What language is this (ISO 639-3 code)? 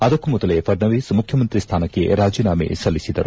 kan